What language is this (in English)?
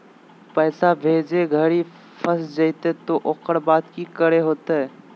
Magahi